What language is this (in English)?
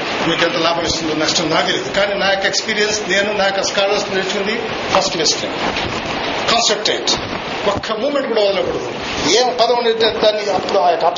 Telugu